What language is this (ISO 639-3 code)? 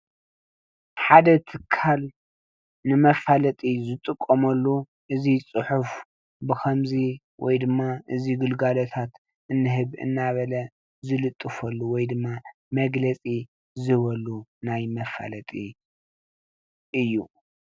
tir